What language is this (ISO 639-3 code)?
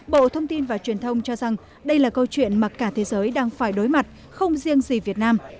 vie